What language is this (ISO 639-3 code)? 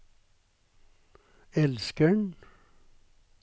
nor